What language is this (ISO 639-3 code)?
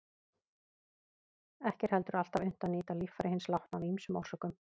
isl